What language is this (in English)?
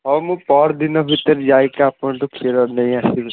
Odia